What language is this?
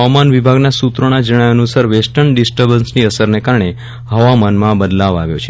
Gujarati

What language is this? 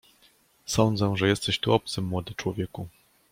Polish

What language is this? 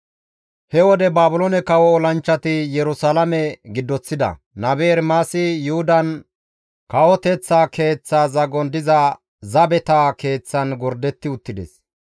Gamo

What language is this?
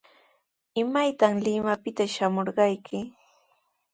Sihuas Ancash Quechua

